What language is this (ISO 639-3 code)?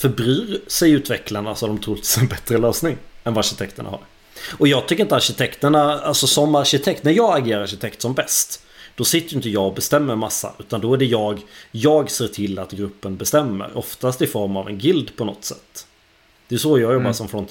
swe